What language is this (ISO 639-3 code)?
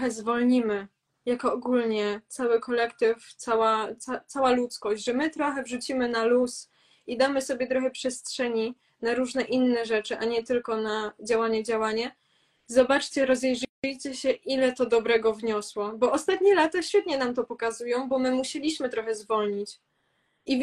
pol